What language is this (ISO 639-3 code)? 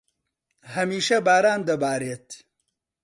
ckb